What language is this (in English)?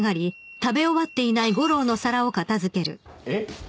Japanese